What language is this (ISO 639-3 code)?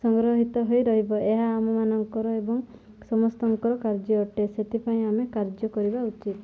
ori